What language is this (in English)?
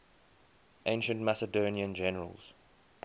English